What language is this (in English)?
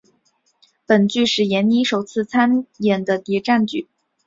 Chinese